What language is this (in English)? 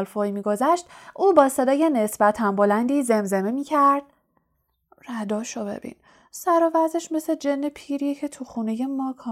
Persian